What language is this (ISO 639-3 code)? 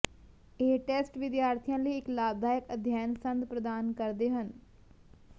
pan